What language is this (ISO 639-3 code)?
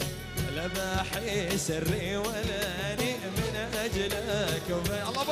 ara